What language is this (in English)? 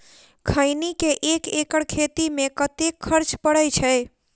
Maithili